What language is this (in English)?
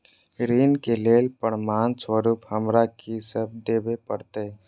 Maithili